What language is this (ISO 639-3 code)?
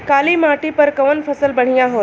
bho